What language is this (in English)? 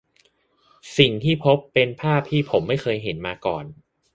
Thai